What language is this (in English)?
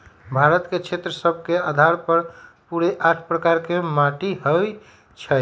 Magahi